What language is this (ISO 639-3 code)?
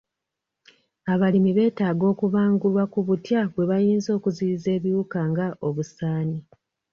lug